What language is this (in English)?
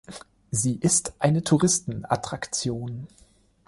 German